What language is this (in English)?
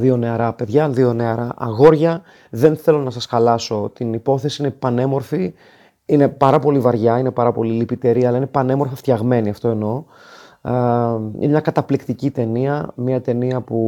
Greek